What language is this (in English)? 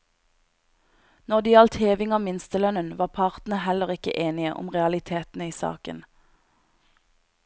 Norwegian